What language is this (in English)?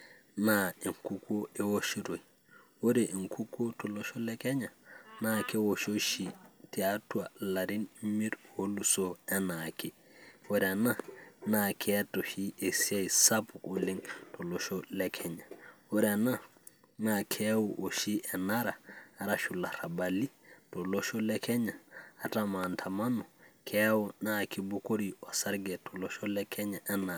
Masai